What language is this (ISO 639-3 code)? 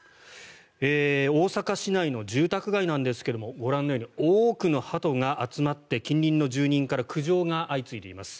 jpn